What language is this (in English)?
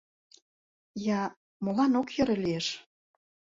Mari